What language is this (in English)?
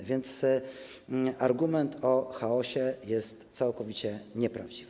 Polish